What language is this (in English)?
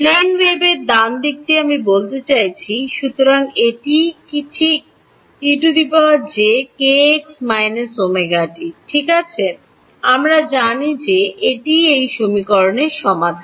Bangla